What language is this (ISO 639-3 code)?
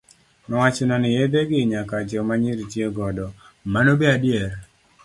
luo